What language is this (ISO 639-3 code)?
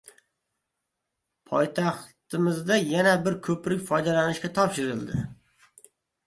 uzb